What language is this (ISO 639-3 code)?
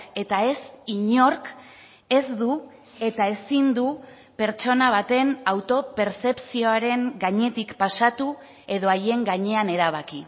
eus